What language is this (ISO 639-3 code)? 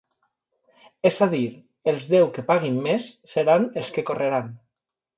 cat